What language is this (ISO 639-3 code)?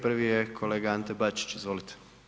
hrv